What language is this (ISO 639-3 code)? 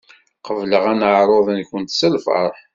kab